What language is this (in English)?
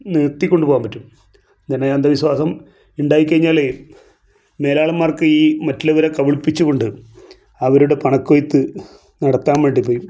Malayalam